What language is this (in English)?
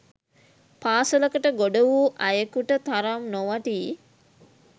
Sinhala